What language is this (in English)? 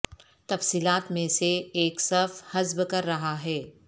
Urdu